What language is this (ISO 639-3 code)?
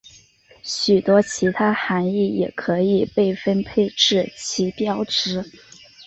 zho